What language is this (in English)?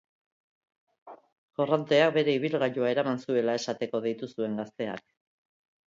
Basque